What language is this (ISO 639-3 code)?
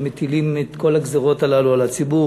heb